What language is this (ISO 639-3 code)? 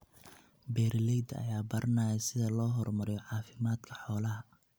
som